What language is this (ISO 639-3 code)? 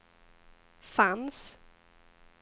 swe